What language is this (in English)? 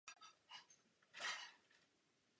Czech